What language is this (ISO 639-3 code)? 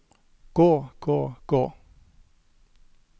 nor